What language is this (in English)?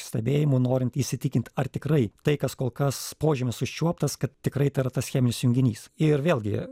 Lithuanian